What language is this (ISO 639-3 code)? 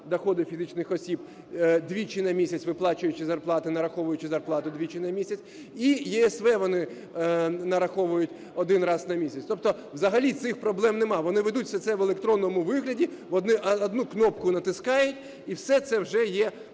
ukr